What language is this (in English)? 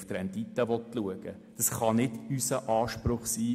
Swiss German